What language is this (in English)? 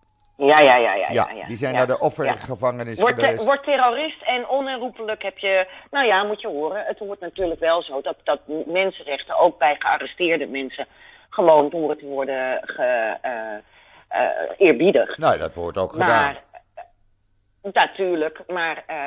Dutch